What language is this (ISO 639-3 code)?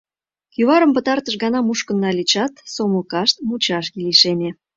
chm